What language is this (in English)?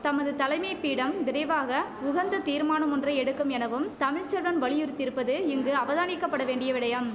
Tamil